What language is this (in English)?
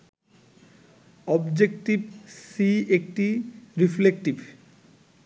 Bangla